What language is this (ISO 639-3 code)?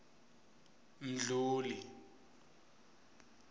ssw